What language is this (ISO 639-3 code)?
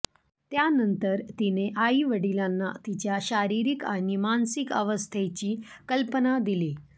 mar